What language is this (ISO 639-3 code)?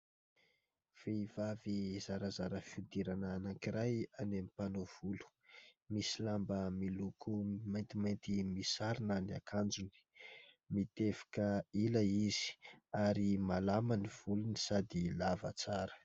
mlg